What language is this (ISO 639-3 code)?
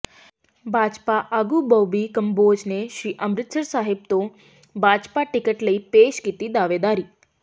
pan